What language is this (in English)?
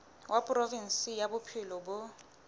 Southern Sotho